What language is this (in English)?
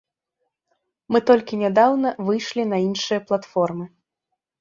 Belarusian